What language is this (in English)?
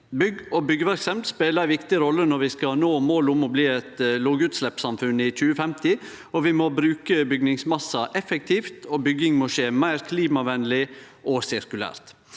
Norwegian